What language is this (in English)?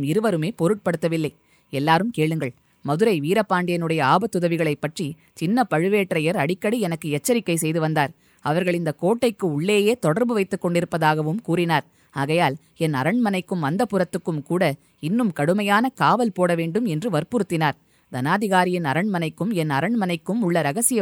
Tamil